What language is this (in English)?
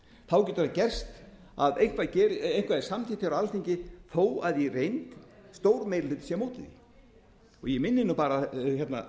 Icelandic